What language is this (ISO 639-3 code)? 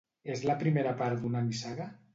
cat